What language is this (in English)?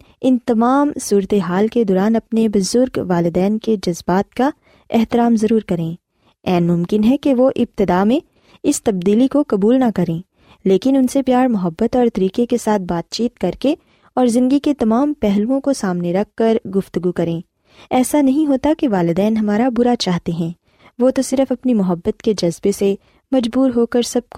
Urdu